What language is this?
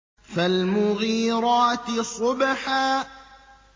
Arabic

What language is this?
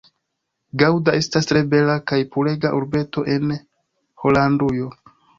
Esperanto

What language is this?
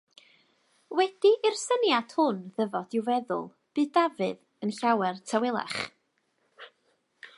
Welsh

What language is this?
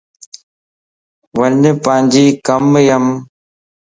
Lasi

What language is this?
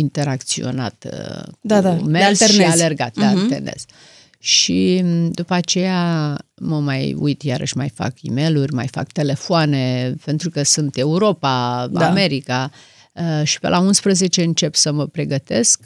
Romanian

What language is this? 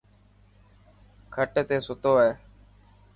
Dhatki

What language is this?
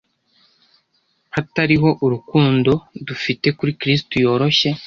Kinyarwanda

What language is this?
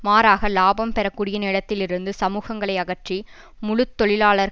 Tamil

